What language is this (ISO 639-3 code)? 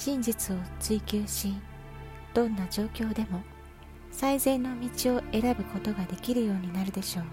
jpn